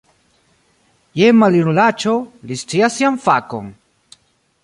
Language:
Esperanto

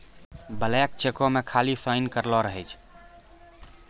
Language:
Maithili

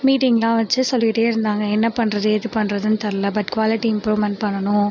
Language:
Tamil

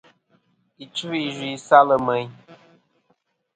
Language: Kom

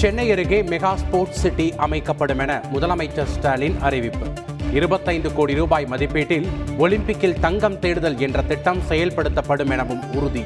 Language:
Tamil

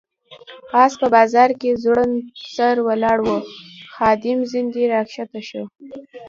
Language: Pashto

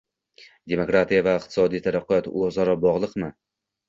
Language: Uzbek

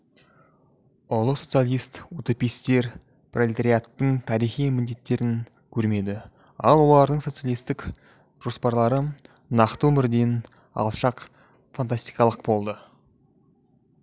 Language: Kazakh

